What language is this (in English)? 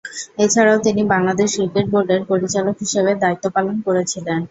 Bangla